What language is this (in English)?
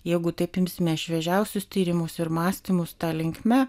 Lithuanian